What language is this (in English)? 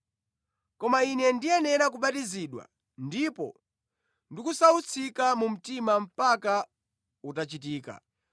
Nyanja